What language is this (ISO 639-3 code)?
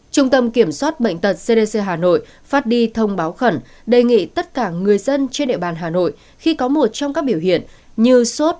vie